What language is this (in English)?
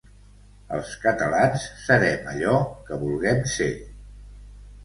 Catalan